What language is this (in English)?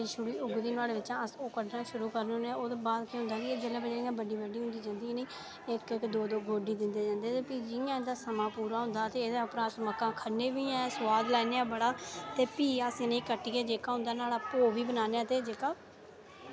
Dogri